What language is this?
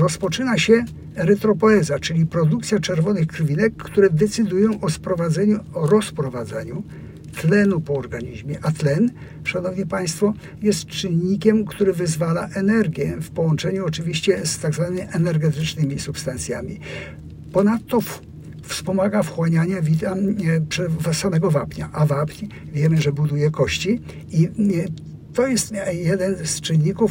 Polish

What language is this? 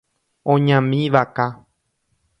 Guarani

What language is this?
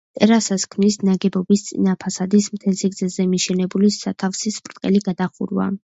Georgian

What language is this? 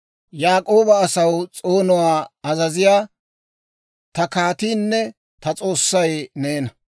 Dawro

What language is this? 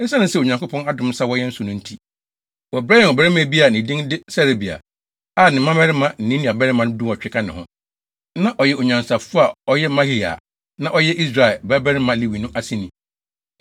Akan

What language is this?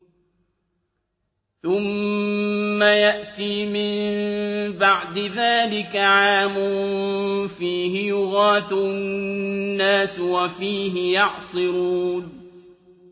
Arabic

